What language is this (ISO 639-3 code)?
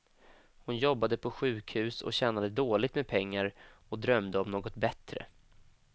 swe